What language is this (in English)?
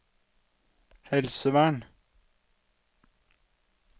Norwegian